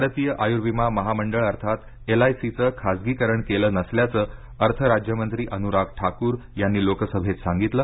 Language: Marathi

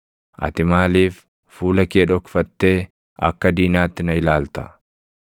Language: Oromo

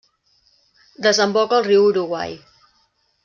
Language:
Catalan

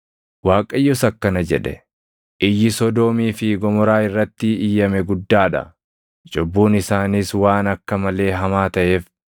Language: Oromo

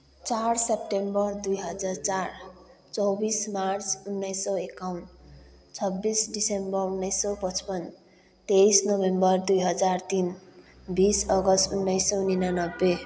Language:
Nepali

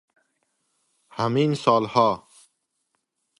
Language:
Persian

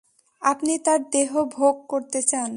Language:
Bangla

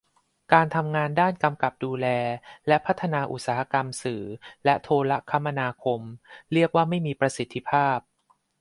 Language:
Thai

